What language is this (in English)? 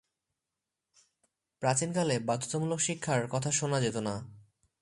Bangla